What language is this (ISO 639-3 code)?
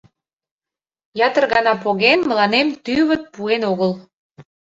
chm